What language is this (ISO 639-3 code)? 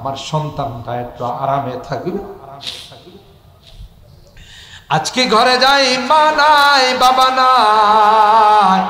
ara